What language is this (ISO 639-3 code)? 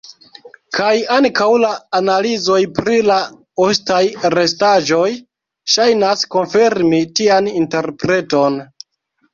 epo